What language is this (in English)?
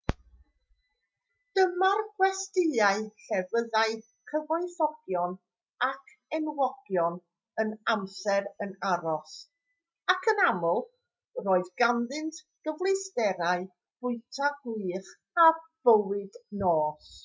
Welsh